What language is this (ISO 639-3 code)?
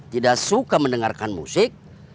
ind